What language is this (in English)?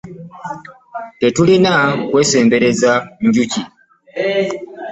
Ganda